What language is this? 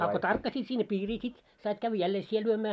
Finnish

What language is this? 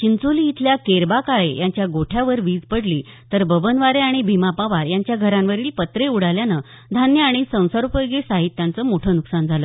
Marathi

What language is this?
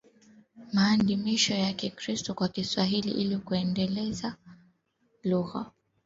Swahili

